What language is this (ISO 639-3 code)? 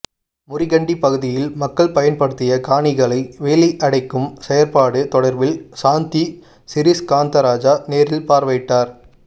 tam